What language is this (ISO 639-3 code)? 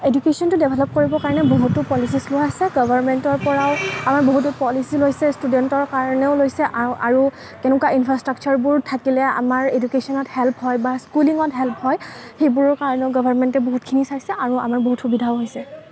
asm